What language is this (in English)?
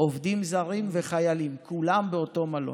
Hebrew